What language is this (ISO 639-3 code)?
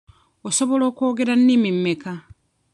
lug